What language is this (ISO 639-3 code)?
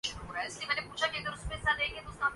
urd